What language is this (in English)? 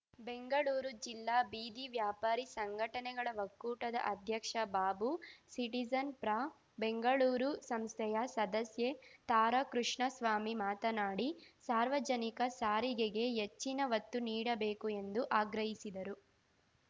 Kannada